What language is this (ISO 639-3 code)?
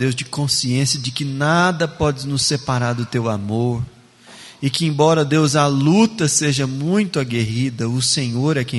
por